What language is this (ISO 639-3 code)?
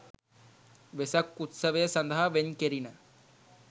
sin